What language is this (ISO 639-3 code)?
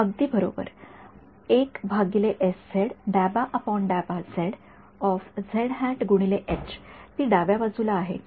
mar